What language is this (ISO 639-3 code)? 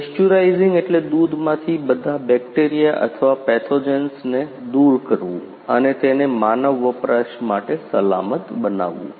guj